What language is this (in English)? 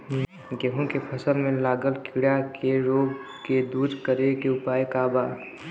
Bhojpuri